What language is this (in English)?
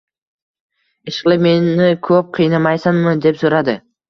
Uzbek